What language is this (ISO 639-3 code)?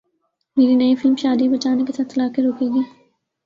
urd